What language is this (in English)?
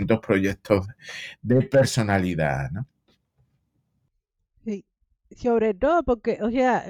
Spanish